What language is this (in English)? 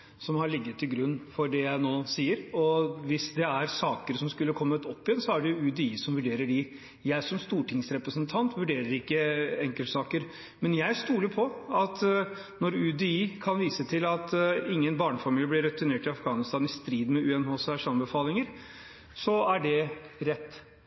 Norwegian Bokmål